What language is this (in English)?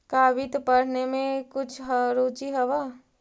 Magahi